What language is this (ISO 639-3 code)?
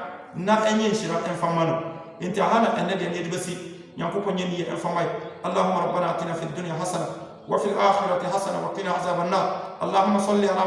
aka